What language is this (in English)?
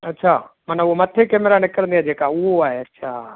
Sindhi